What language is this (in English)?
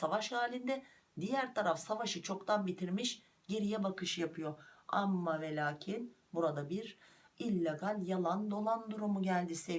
Turkish